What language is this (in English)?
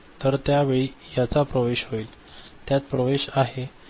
Marathi